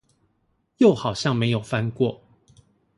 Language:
Chinese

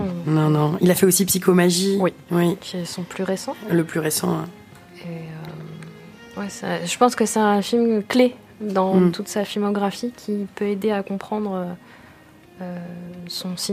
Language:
French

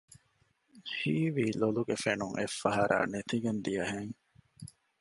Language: Divehi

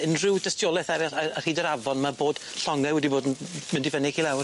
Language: Welsh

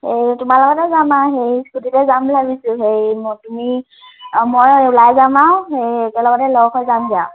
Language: Assamese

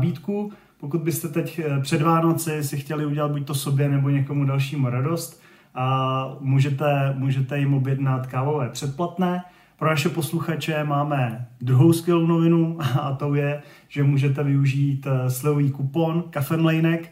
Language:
Czech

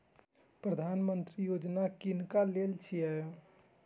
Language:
Maithili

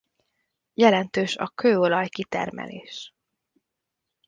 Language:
Hungarian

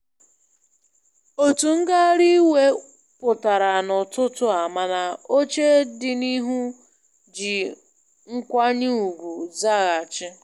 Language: Igbo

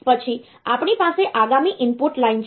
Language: Gujarati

